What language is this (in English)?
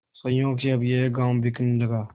Hindi